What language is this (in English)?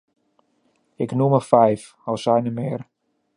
Dutch